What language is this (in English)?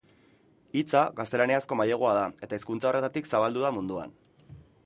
Basque